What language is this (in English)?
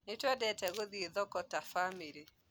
Kikuyu